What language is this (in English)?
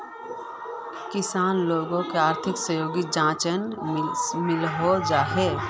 Magahi